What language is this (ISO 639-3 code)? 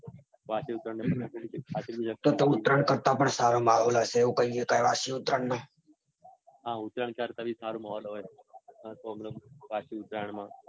guj